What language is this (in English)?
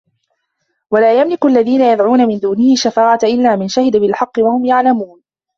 Arabic